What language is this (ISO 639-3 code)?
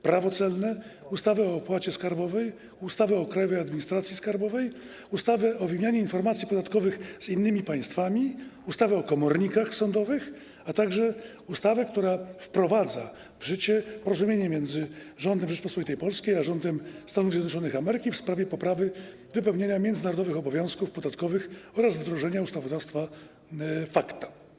pol